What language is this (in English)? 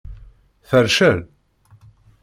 Kabyle